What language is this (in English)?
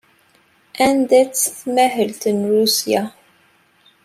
Kabyle